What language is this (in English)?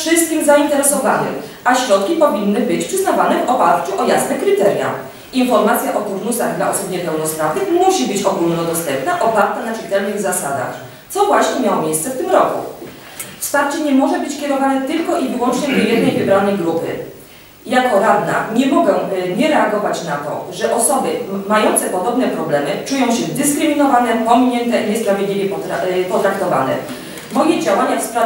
Polish